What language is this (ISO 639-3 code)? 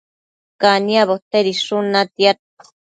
mcf